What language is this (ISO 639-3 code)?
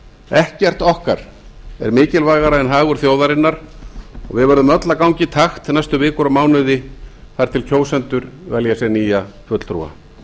isl